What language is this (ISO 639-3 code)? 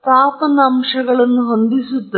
kan